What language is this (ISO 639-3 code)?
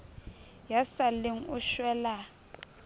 sot